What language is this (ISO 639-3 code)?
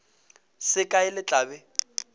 nso